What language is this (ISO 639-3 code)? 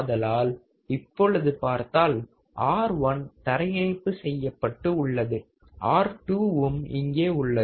tam